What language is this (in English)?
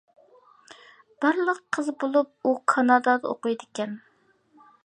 Uyghur